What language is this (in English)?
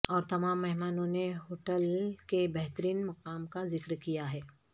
Urdu